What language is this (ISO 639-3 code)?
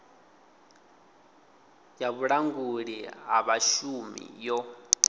ven